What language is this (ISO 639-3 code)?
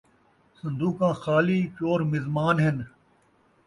skr